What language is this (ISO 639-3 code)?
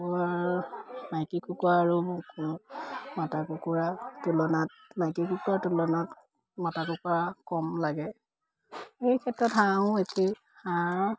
asm